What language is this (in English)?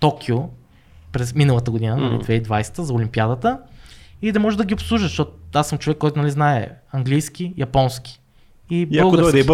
Bulgarian